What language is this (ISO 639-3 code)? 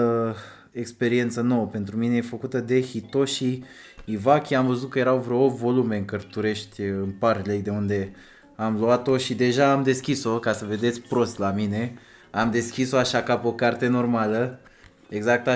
ron